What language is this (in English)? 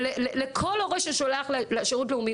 Hebrew